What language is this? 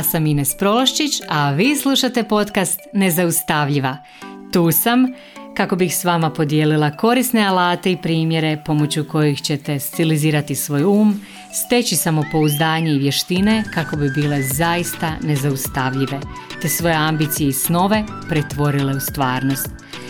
Croatian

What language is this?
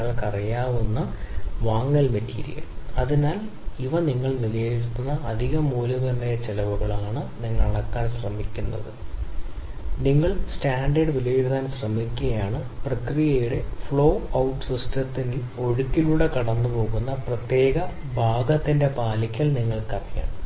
Malayalam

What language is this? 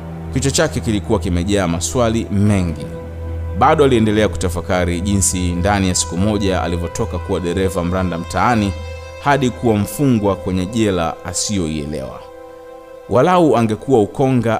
Swahili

